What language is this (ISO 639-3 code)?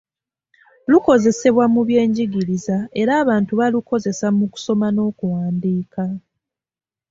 lug